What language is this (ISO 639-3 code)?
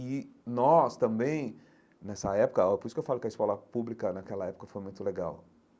por